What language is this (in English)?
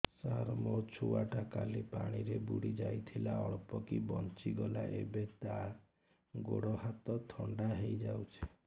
Odia